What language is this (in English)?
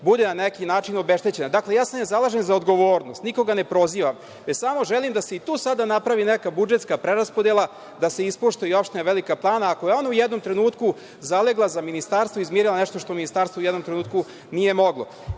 Serbian